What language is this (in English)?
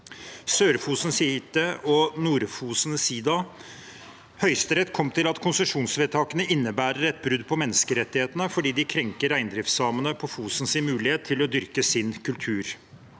Norwegian